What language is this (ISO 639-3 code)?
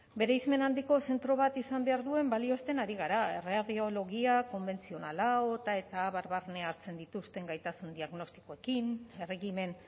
eus